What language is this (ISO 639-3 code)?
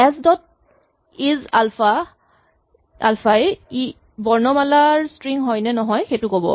asm